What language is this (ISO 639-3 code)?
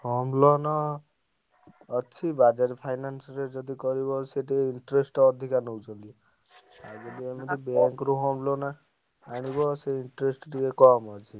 ori